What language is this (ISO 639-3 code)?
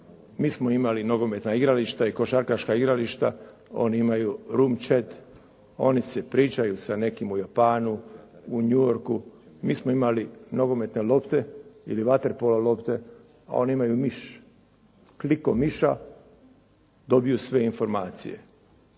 hrv